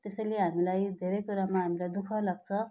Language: Nepali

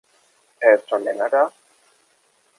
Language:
German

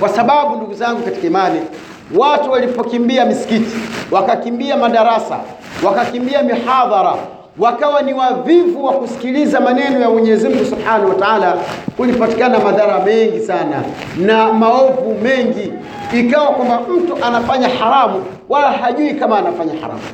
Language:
Swahili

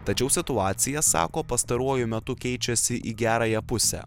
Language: Lithuanian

